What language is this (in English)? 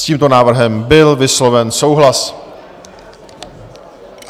Czech